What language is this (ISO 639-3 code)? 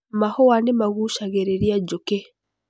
kik